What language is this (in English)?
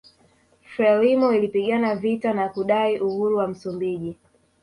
Swahili